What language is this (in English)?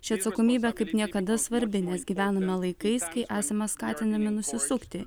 Lithuanian